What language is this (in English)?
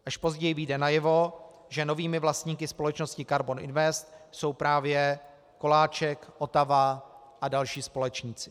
Czech